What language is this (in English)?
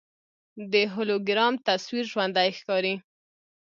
Pashto